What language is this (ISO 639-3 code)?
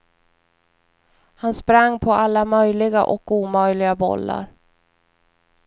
swe